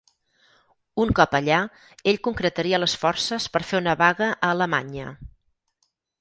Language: Catalan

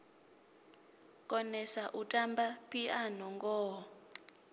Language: Venda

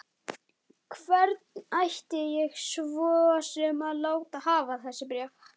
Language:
Icelandic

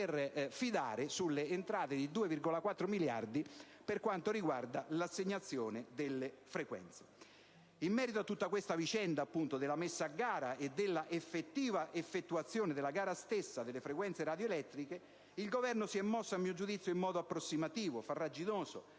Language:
Italian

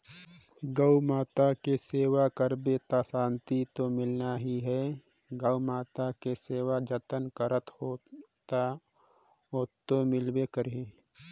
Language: Chhattisgarhi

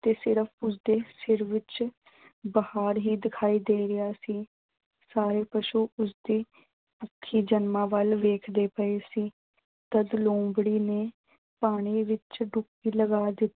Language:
Punjabi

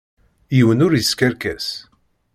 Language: Kabyle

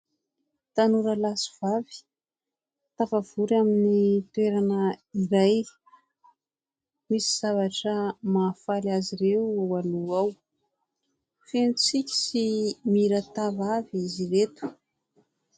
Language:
Malagasy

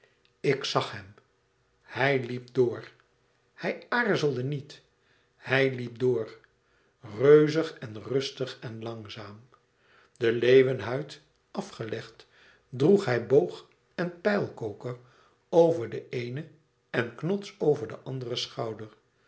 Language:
Dutch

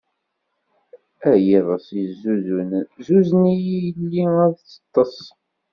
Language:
Kabyle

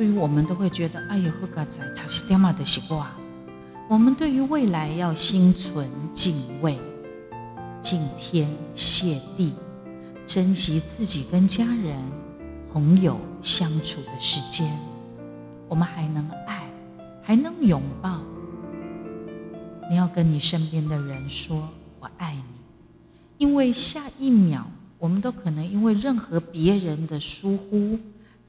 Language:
Chinese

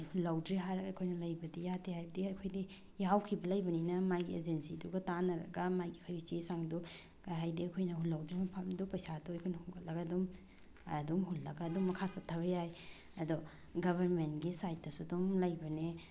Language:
Manipuri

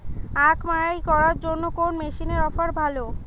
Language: Bangla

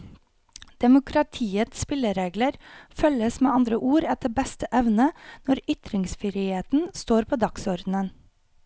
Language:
Norwegian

